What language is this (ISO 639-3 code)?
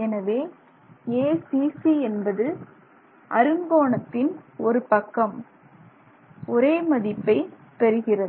tam